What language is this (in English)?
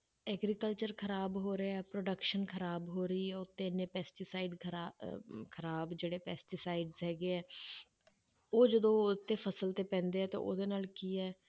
Punjabi